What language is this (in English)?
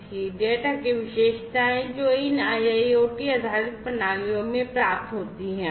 Hindi